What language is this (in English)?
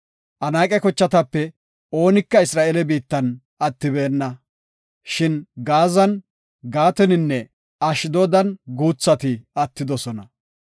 Gofa